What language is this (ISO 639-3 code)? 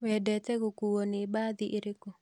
kik